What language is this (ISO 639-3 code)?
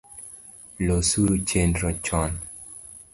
luo